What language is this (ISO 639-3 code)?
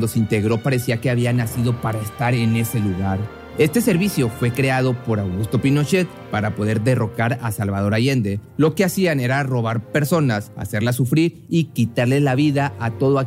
spa